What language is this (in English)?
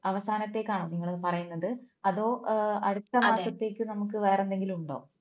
Malayalam